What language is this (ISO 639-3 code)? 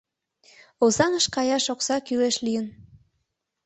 chm